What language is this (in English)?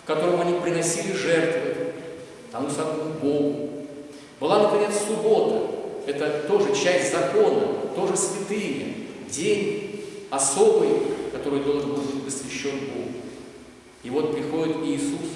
Russian